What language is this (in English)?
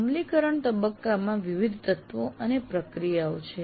Gujarati